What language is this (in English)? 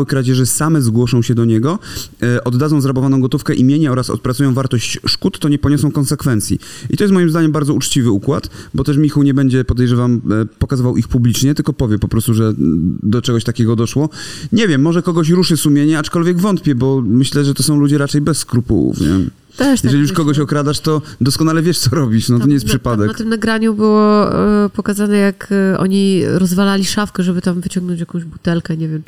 Polish